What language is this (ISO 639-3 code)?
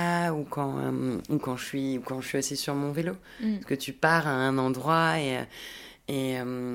fra